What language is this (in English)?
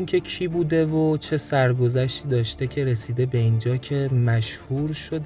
Persian